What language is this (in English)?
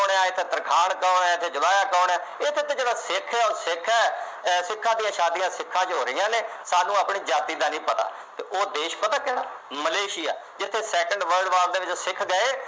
Punjabi